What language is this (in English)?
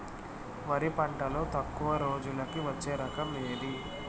Telugu